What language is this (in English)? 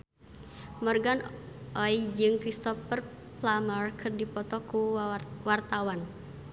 Sundanese